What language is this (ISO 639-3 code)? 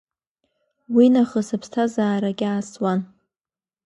abk